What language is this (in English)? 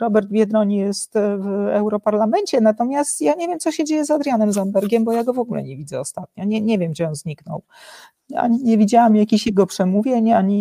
Polish